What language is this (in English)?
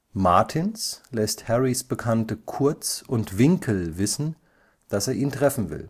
German